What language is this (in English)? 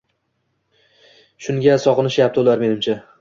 Uzbek